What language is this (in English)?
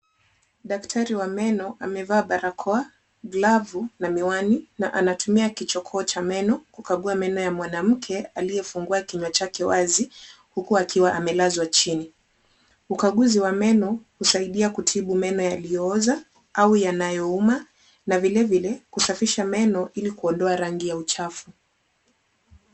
Swahili